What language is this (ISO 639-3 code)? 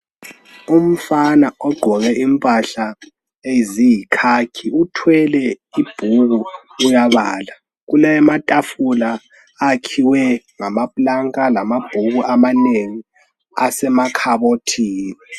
nde